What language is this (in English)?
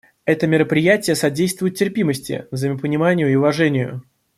Russian